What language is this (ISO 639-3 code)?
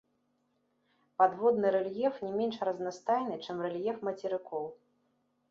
bel